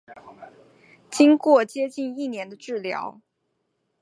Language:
Chinese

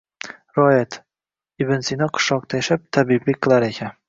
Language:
Uzbek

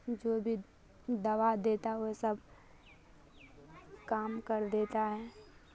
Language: Urdu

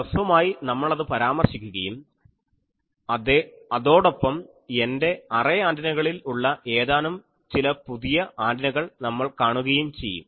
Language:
Malayalam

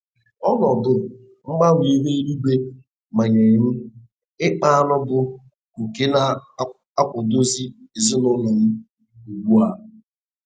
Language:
Igbo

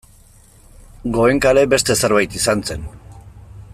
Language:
Basque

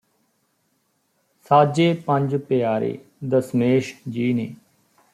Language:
Punjabi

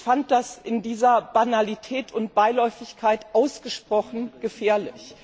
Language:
German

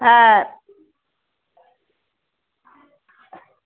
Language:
Bangla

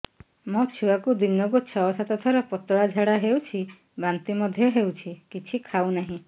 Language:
Odia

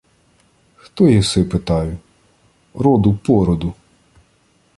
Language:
Ukrainian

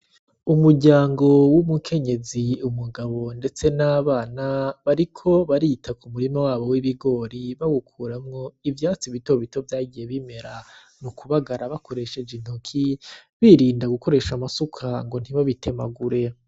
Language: Rundi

